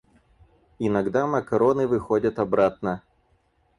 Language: Russian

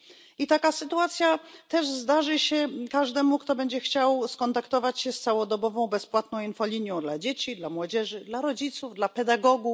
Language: Polish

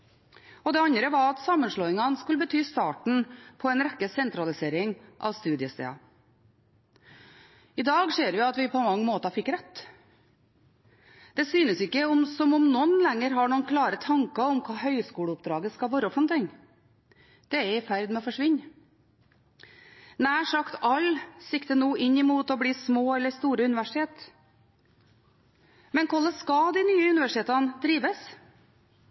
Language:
Norwegian Bokmål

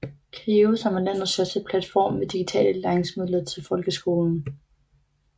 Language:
Danish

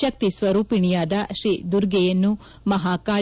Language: Kannada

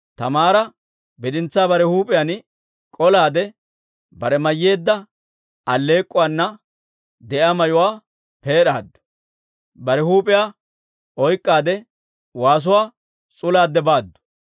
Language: Dawro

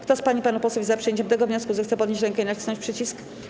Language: Polish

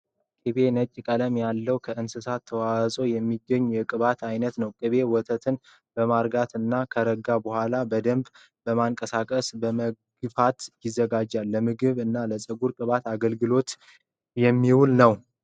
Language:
Amharic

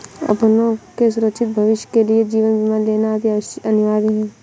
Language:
Hindi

